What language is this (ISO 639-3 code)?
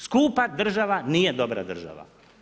hrv